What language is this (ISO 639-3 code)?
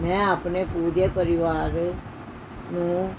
pan